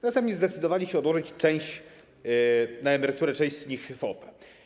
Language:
Polish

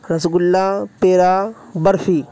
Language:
Urdu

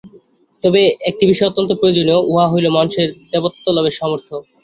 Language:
Bangla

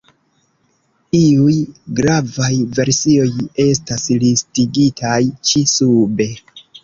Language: Esperanto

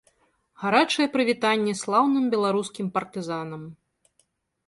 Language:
Belarusian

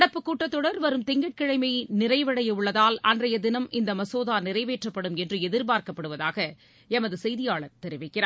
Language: Tamil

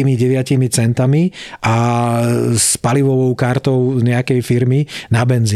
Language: Slovak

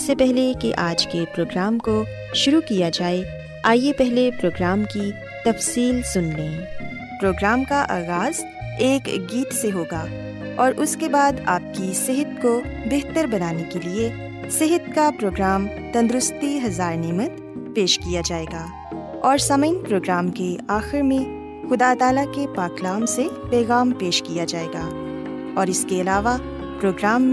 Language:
Urdu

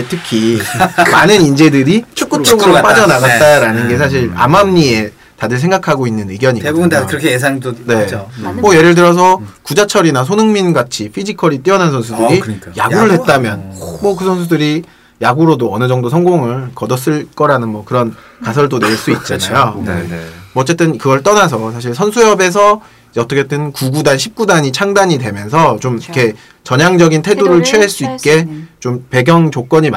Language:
Korean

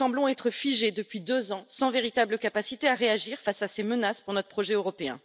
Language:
French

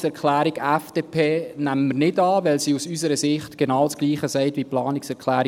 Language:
Swiss German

